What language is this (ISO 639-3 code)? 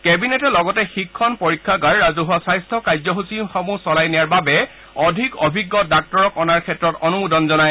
asm